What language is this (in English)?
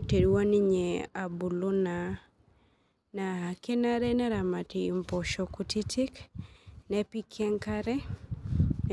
Masai